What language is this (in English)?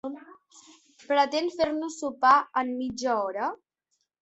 Catalan